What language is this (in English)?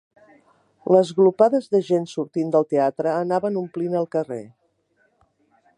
Catalan